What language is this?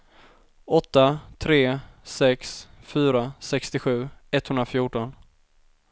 Swedish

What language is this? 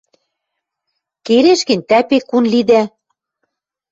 Western Mari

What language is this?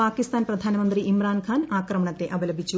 Malayalam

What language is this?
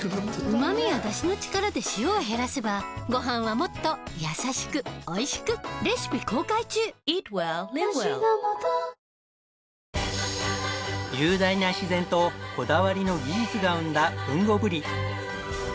Japanese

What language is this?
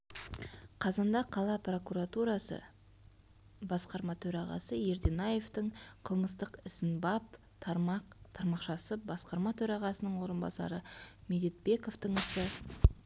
Kazakh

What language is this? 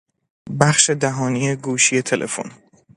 Persian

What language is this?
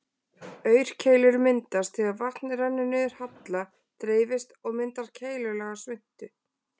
Icelandic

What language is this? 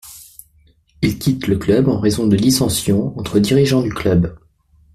French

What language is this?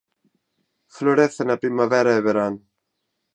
Galician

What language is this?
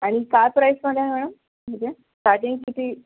Marathi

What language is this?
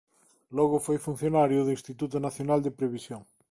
Galician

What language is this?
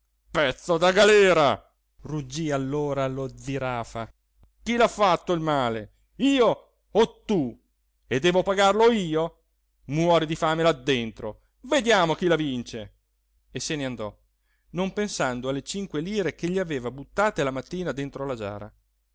Italian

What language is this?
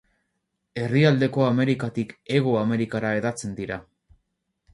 Basque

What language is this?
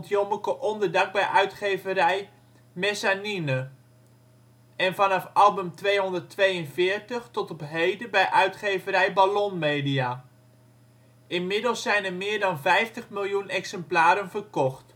Dutch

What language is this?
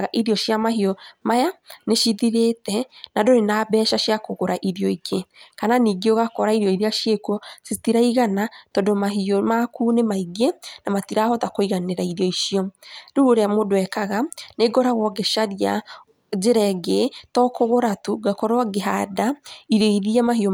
Kikuyu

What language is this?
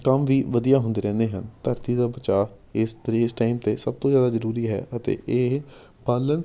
Punjabi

